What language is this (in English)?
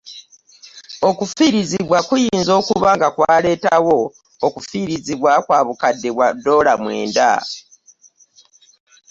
Ganda